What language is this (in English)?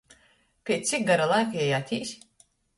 Latgalian